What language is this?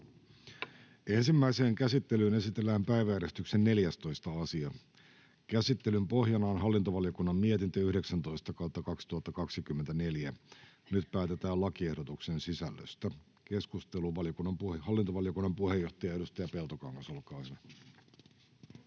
Finnish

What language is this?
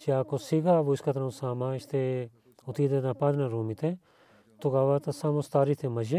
Bulgarian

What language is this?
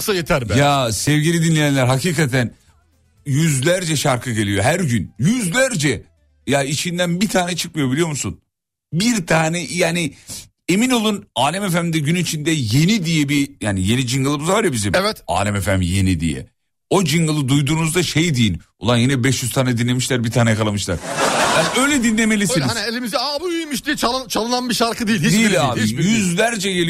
Turkish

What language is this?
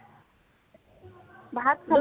Assamese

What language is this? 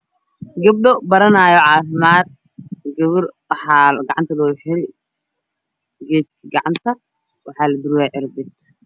Somali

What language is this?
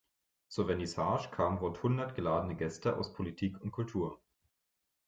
German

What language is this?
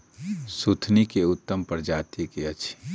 Maithili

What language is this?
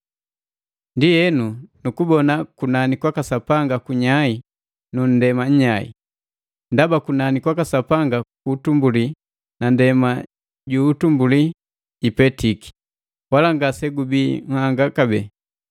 Matengo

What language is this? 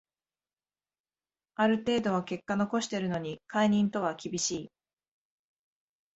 Japanese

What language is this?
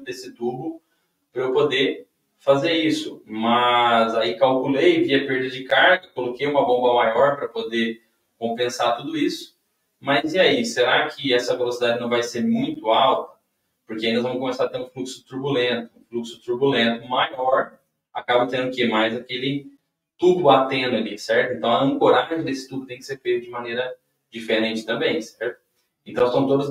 Portuguese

